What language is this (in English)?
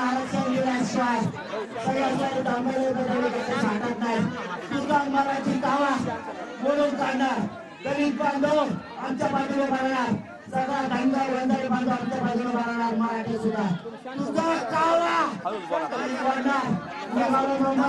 Marathi